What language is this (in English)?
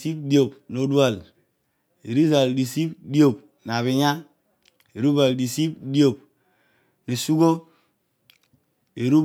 Odual